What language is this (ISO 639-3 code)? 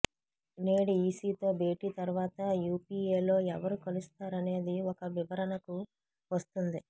tel